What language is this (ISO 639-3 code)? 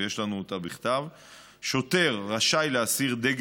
heb